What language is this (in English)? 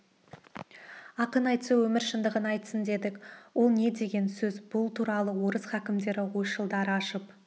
Kazakh